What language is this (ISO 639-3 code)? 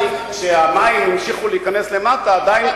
heb